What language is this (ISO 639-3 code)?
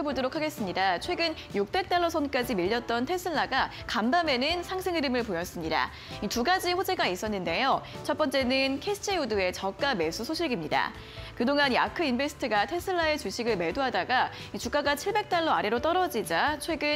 kor